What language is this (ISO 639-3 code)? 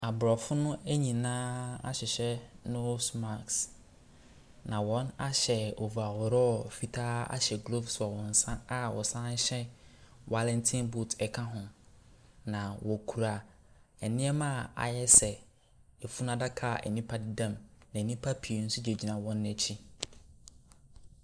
aka